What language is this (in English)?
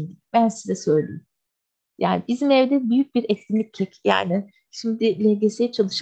Turkish